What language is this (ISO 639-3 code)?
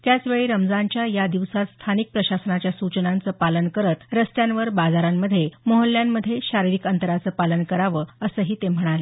mar